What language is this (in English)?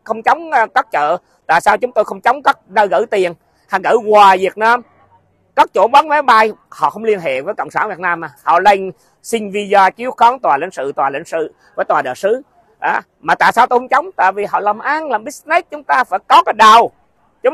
Vietnamese